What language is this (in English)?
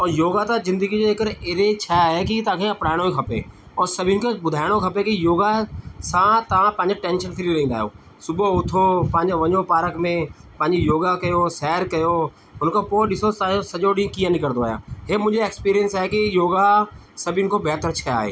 Sindhi